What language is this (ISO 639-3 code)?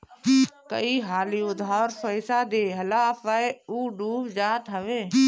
bho